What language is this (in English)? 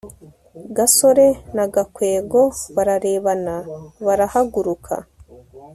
Kinyarwanda